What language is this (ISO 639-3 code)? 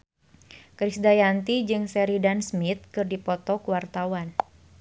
sun